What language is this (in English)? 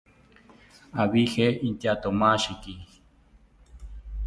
South Ucayali Ashéninka